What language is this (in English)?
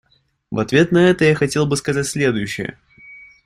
Russian